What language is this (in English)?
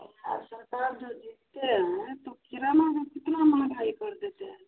Hindi